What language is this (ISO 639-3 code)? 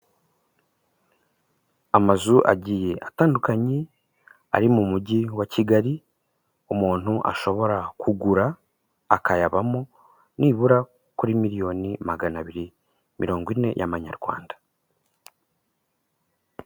kin